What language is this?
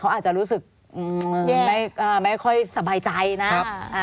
Thai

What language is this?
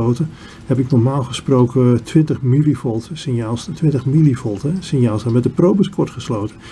Dutch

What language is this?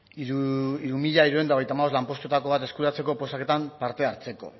Basque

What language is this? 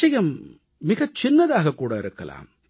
Tamil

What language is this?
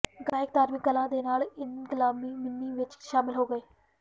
Punjabi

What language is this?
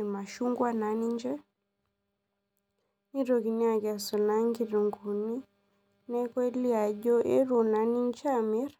Masai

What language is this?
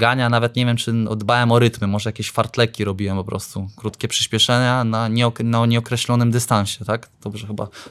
Polish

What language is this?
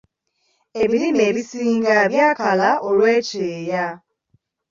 Ganda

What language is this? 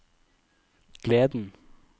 Norwegian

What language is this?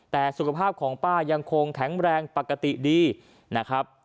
Thai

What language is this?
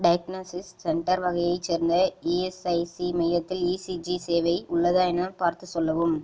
Tamil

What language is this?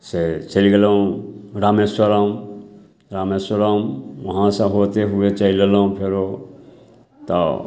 Maithili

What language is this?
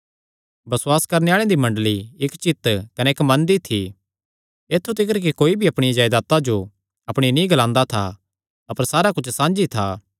Kangri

